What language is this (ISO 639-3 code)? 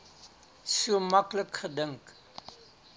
afr